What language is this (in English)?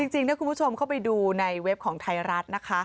Thai